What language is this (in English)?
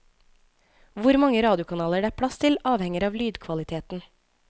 Norwegian